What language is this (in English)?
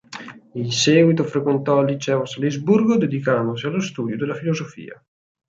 Italian